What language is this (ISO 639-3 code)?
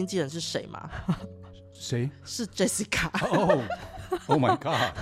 zho